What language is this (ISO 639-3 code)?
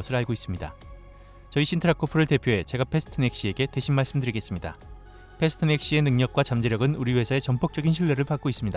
kor